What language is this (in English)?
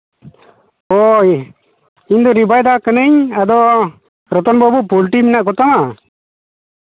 Santali